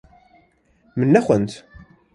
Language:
Kurdish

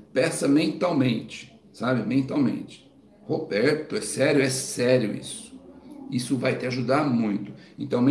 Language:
Portuguese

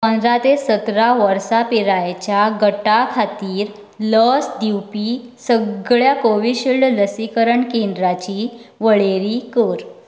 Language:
Konkani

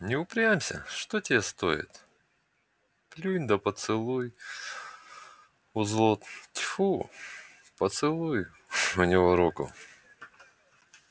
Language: Russian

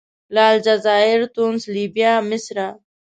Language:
Pashto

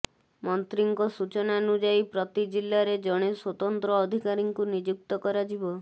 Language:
Odia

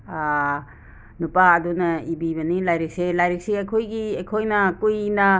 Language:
Manipuri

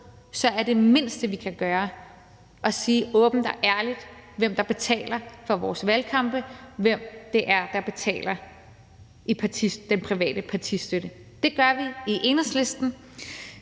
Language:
Danish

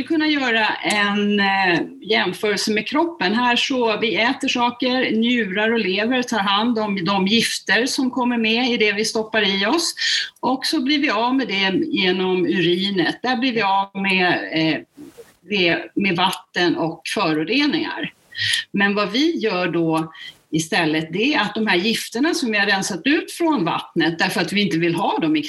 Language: Swedish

